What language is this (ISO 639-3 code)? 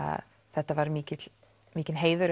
isl